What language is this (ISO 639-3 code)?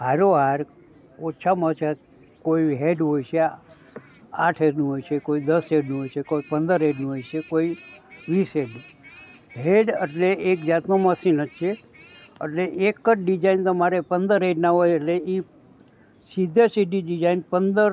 guj